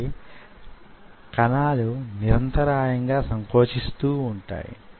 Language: Telugu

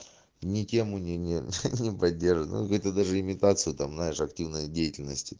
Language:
Russian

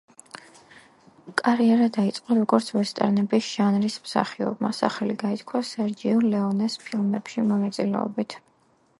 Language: Georgian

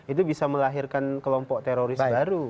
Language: Indonesian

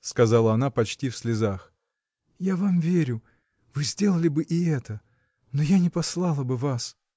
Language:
Russian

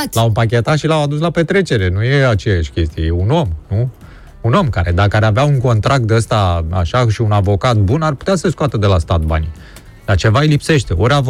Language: Romanian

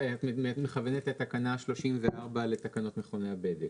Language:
Hebrew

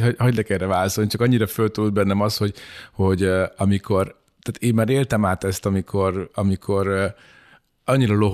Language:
Hungarian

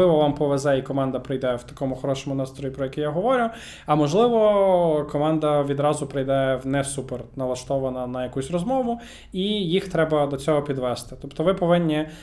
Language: Ukrainian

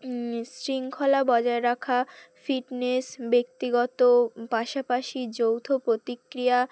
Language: Bangla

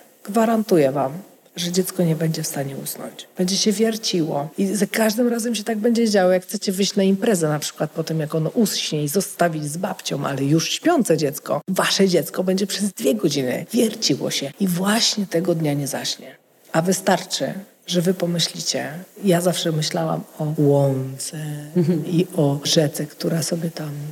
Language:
Polish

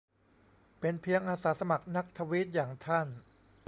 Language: Thai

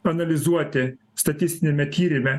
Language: Lithuanian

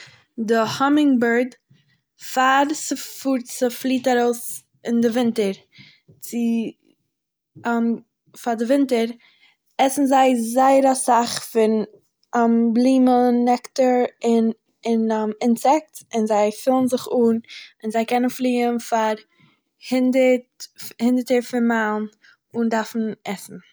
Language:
Yiddish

